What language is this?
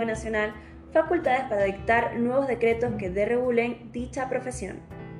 Spanish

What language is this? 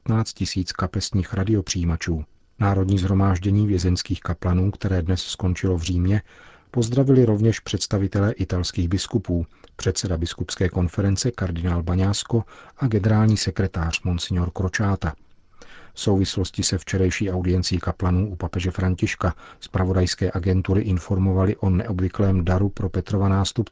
Czech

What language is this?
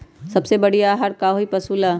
Magahi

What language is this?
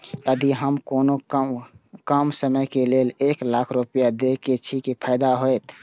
Maithili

